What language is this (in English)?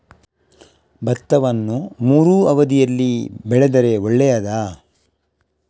Kannada